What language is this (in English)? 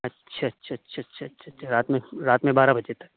Urdu